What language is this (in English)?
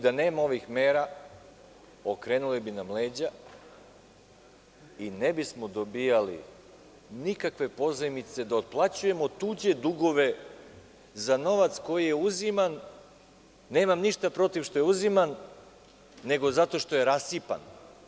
Serbian